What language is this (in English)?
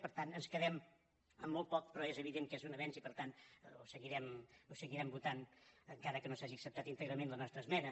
Catalan